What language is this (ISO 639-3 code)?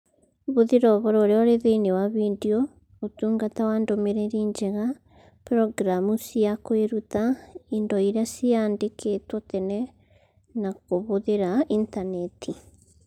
kik